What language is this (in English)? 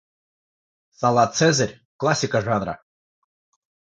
Russian